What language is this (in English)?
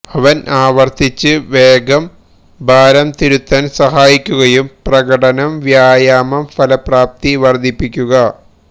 Malayalam